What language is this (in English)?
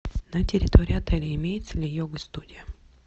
Russian